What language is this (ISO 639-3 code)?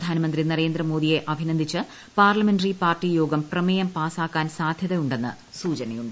mal